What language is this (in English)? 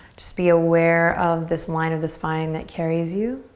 English